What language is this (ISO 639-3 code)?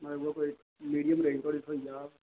doi